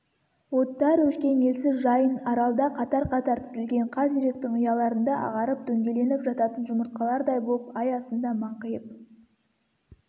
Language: Kazakh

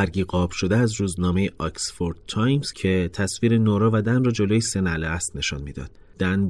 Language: Persian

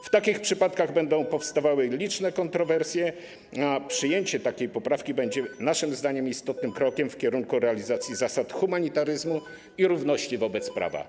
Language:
Polish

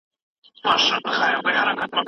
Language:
Pashto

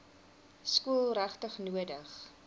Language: Afrikaans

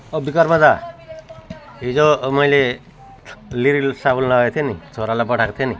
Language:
Nepali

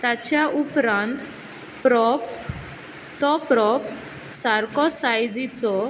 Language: Konkani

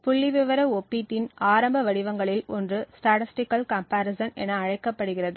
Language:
Tamil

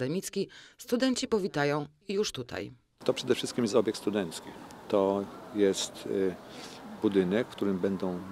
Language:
Polish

